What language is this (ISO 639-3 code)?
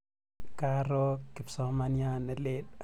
kln